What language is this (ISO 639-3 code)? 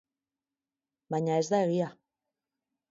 eus